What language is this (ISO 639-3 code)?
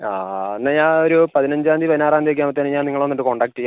mal